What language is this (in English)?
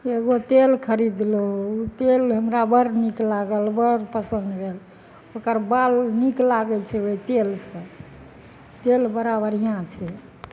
Maithili